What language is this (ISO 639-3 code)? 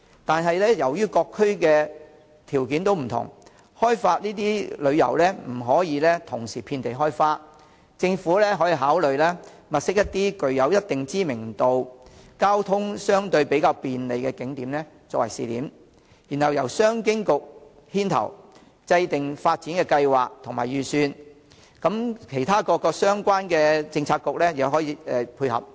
yue